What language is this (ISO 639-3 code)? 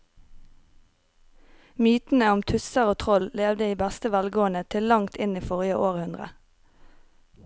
nor